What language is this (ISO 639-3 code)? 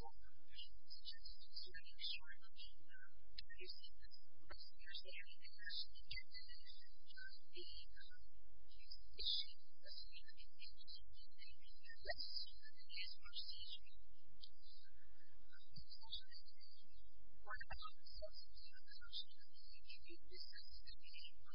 eng